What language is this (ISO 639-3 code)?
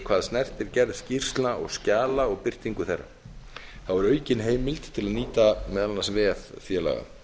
isl